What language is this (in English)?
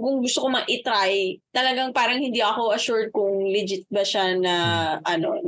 Filipino